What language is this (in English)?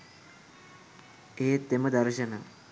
Sinhala